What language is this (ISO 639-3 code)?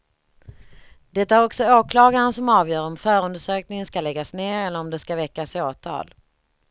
swe